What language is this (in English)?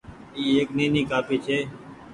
Goaria